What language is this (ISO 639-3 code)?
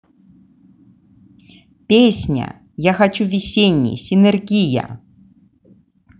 rus